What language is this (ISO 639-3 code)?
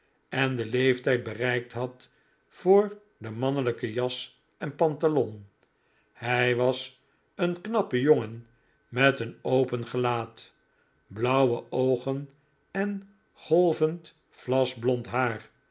nld